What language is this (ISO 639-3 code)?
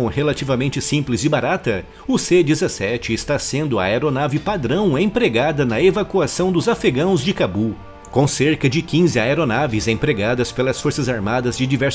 por